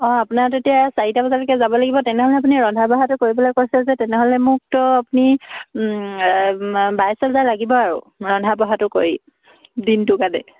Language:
Assamese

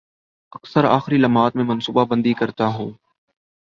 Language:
Urdu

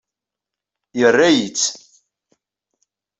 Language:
Kabyle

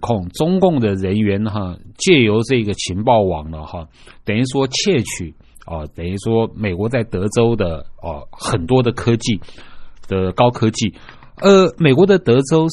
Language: Chinese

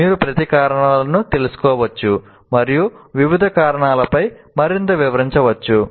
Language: Telugu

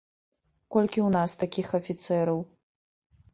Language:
Belarusian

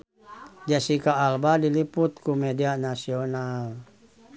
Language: Sundanese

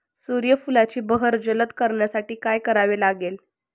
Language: Marathi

